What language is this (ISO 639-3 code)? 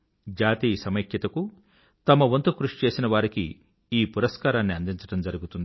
tel